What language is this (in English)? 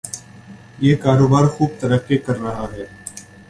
Urdu